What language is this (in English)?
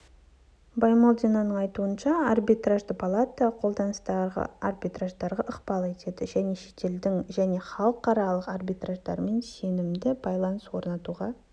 Kazakh